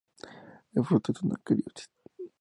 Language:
Spanish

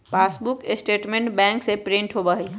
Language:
Magahi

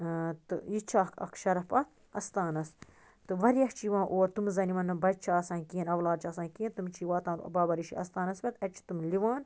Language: Kashmiri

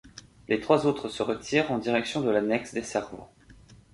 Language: French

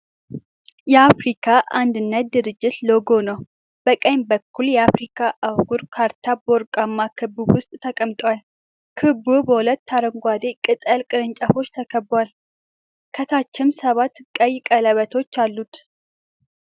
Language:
Amharic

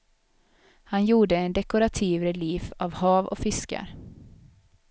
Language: Swedish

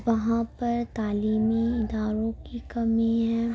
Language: Urdu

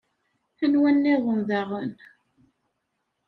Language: Kabyle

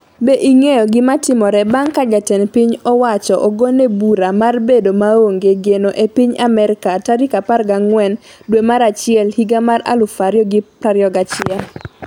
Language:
Luo (Kenya and Tanzania)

